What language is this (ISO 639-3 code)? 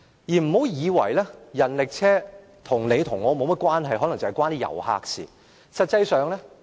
yue